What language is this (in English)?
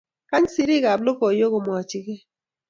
Kalenjin